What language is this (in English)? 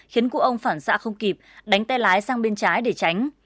Vietnamese